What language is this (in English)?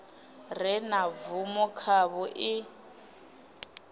Venda